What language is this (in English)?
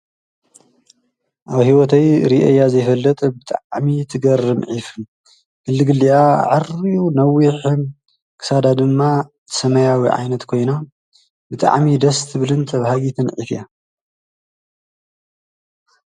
Tigrinya